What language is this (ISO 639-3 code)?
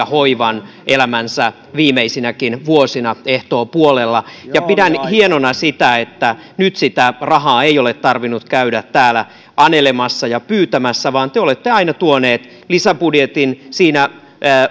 fin